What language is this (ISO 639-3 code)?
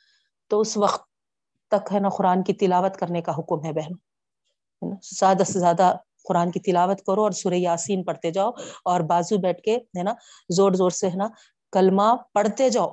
urd